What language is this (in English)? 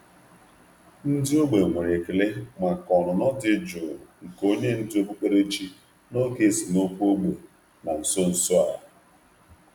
Igbo